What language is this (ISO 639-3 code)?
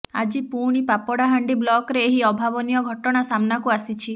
ori